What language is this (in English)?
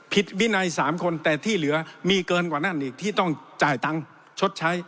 Thai